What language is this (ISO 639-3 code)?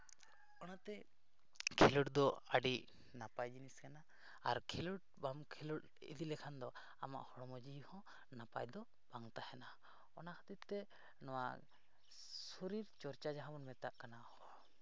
sat